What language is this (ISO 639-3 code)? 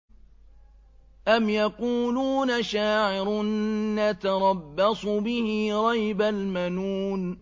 ara